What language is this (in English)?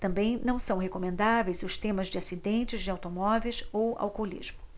Portuguese